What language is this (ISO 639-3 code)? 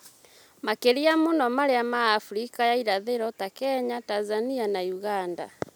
kik